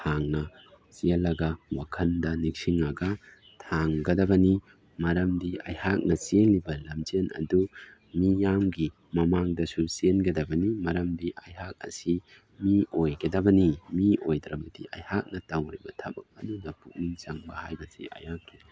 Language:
Manipuri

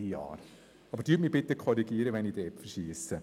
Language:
Swiss German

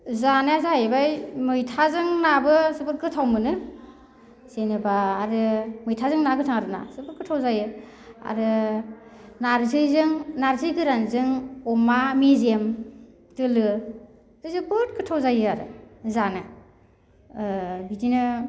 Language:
Bodo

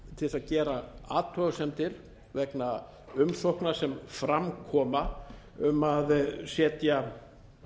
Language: Icelandic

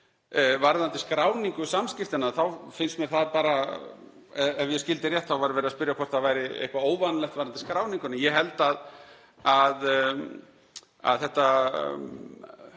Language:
Icelandic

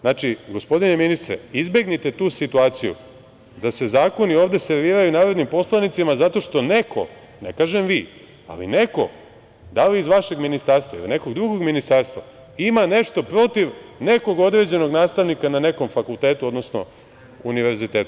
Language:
Serbian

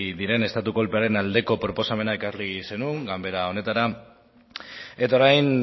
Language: Basque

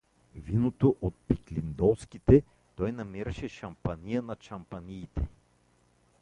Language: Bulgarian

